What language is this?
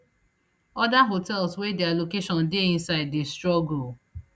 Nigerian Pidgin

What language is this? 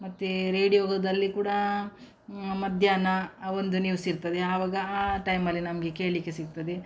Kannada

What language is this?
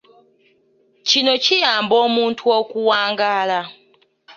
Ganda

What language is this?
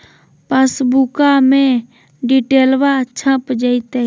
Magahi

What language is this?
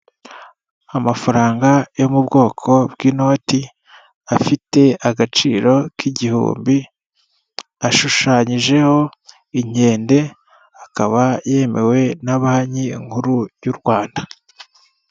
Kinyarwanda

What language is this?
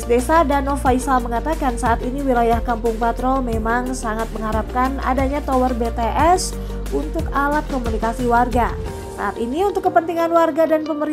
Indonesian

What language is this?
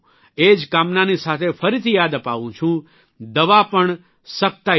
Gujarati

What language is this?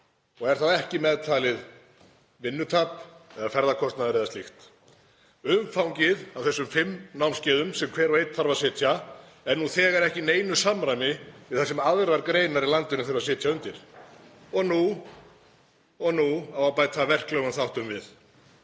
Icelandic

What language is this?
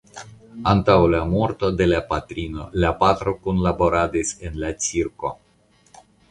Esperanto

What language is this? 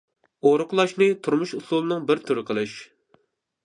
Uyghur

